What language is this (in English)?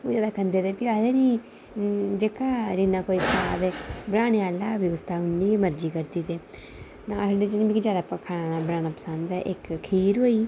Dogri